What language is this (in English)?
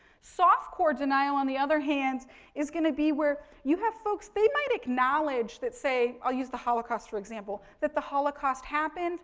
English